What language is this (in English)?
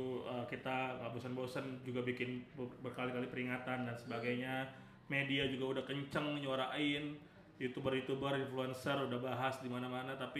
Indonesian